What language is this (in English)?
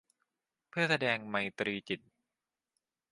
Thai